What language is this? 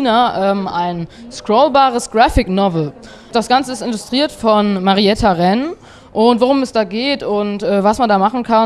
German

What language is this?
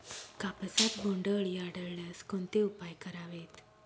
Marathi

